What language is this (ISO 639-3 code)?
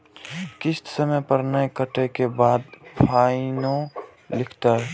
mai